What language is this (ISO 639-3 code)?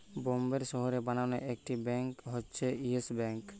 ben